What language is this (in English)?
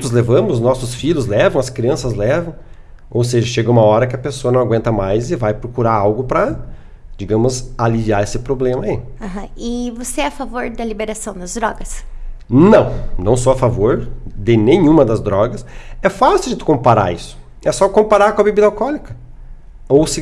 Portuguese